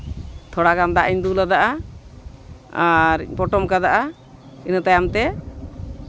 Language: Santali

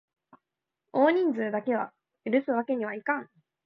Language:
Japanese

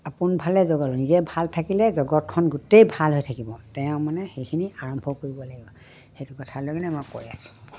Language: Assamese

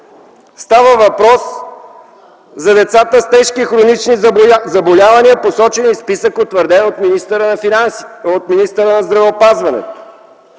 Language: Bulgarian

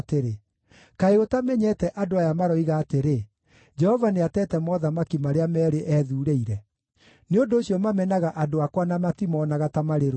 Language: Kikuyu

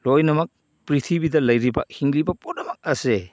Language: Manipuri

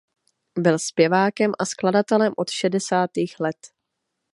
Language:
Czech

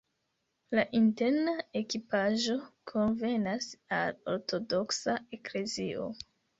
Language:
Esperanto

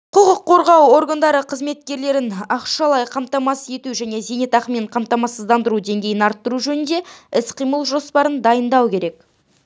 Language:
Kazakh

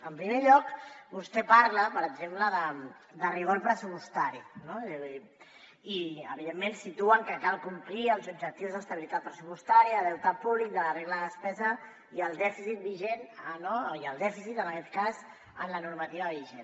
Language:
Catalan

